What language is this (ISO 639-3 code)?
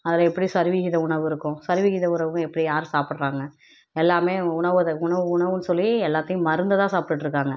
tam